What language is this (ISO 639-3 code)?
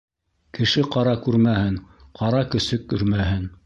bak